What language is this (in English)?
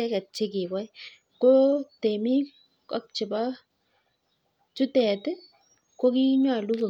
Kalenjin